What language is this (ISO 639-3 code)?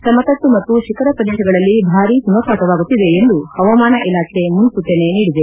kan